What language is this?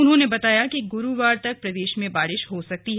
Hindi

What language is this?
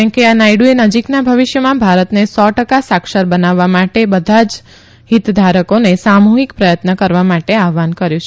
Gujarati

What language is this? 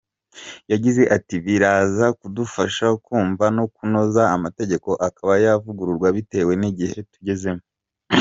Kinyarwanda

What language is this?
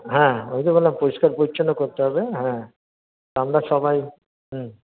Bangla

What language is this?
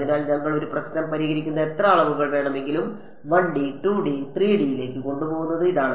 Malayalam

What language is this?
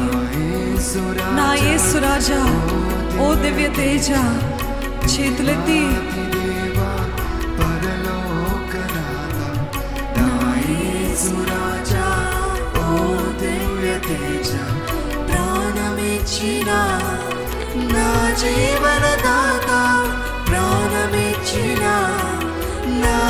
Hindi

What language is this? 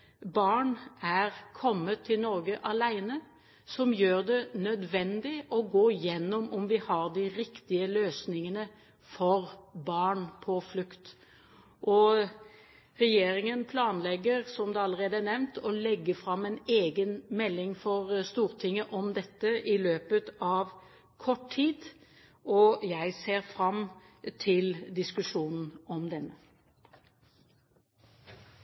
Norwegian Bokmål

